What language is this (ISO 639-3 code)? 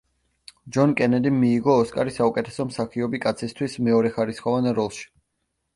kat